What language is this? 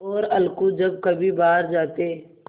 Hindi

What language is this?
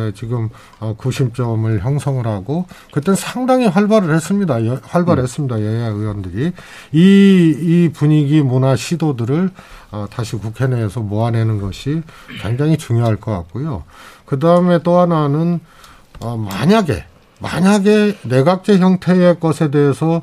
Korean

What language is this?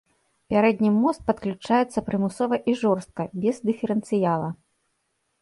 Belarusian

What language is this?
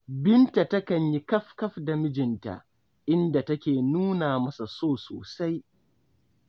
Hausa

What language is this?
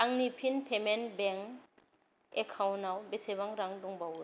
Bodo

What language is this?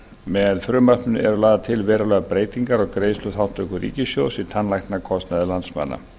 Icelandic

